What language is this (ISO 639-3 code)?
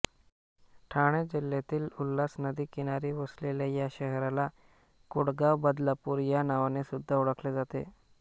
mar